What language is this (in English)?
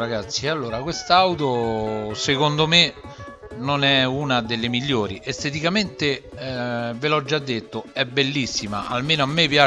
Italian